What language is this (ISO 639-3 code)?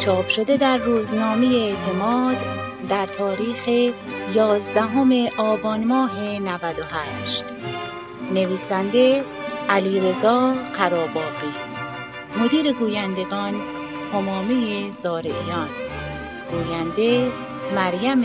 fas